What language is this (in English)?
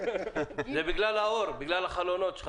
Hebrew